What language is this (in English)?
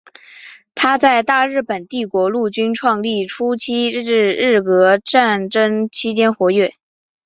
Chinese